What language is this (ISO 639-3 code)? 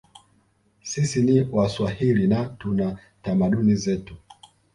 swa